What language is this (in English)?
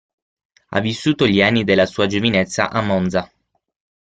Italian